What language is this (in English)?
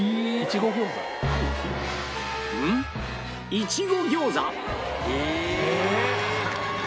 Japanese